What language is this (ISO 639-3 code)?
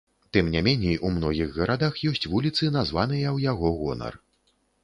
bel